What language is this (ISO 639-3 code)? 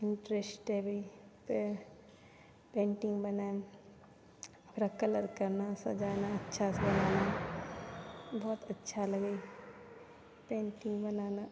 mai